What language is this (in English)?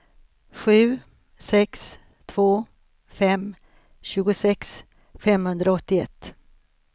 Swedish